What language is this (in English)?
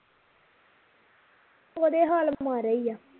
Punjabi